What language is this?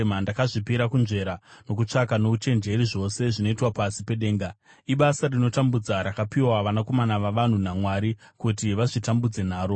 Shona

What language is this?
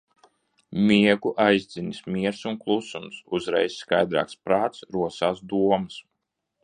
Latvian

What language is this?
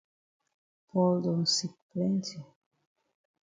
Cameroon Pidgin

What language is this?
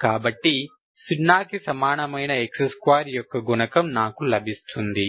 Telugu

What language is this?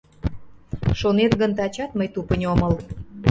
Mari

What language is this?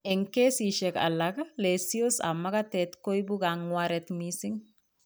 Kalenjin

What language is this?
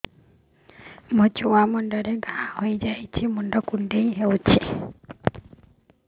Odia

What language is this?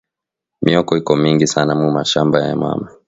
Swahili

